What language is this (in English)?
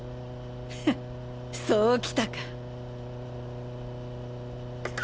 Japanese